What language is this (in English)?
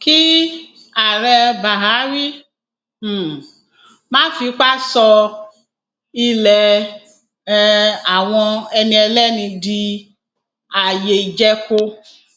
Yoruba